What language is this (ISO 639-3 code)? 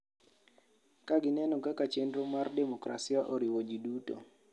luo